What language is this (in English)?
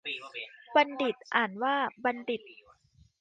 Thai